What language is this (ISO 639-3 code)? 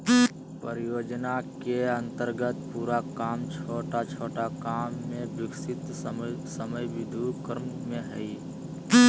mag